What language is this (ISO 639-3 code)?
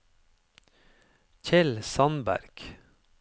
nor